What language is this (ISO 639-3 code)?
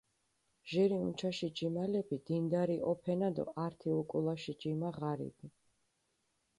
xmf